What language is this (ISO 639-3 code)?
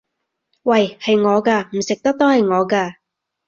yue